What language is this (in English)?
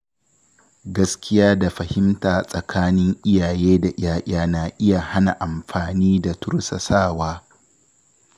Hausa